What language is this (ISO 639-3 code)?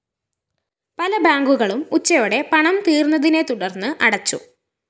mal